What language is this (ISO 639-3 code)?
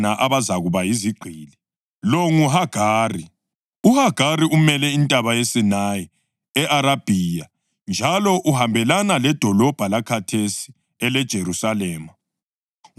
nde